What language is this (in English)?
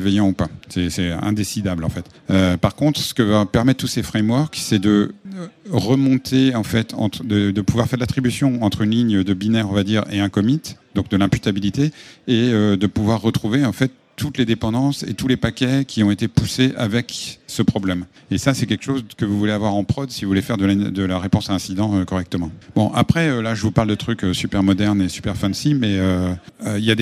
French